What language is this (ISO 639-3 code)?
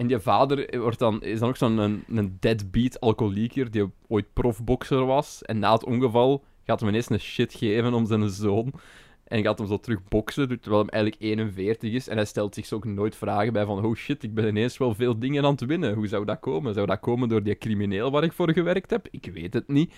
nld